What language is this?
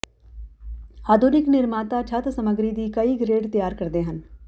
Punjabi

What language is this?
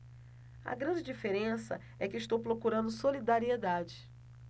Portuguese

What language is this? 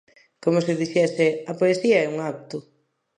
Galician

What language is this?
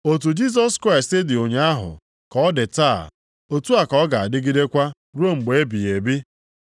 Igbo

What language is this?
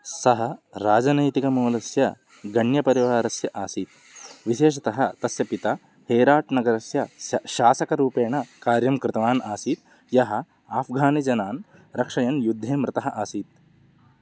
Sanskrit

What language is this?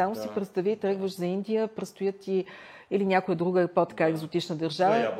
Bulgarian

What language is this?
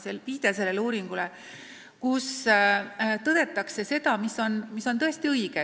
Estonian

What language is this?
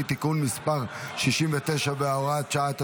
Hebrew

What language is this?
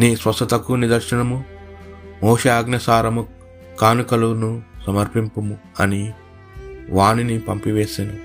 Telugu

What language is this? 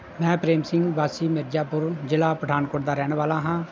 Punjabi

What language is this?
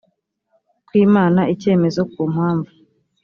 Kinyarwanda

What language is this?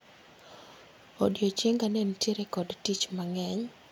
Luo (Kenya and Tanzania)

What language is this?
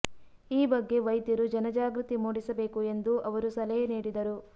Kannada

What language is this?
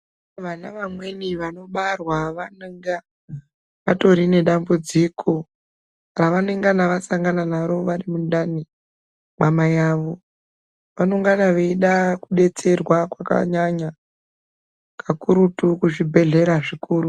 Ndau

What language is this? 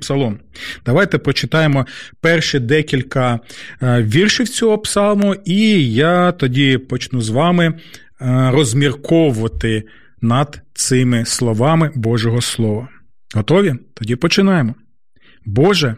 Ukrainian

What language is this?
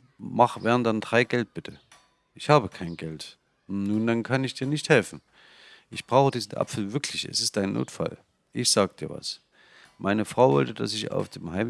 German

